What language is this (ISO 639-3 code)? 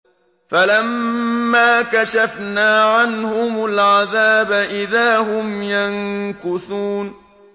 ara